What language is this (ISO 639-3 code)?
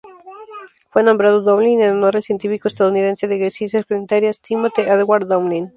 spa